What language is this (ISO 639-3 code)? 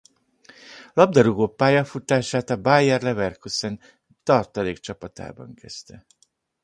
hun